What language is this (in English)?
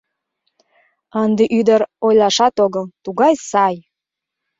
Mari